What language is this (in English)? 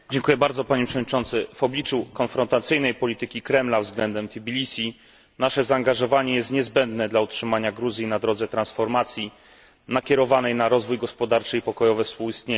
Polish